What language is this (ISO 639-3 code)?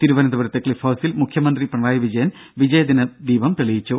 mal